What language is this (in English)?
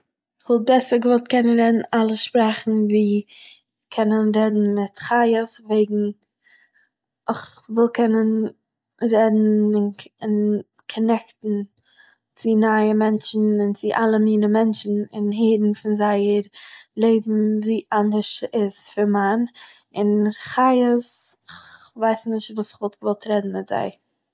Yiddish